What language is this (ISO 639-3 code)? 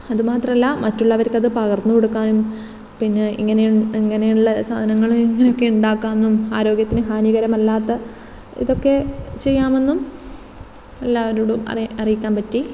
mal